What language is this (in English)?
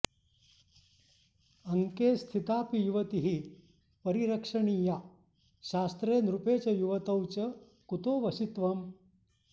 Sanskrit